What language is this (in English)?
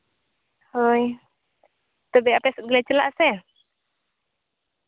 Santali